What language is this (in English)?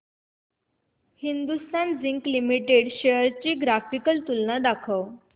Marathi